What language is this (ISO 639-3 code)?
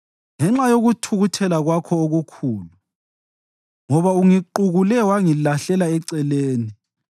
nde